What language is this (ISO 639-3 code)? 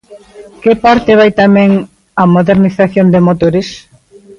glg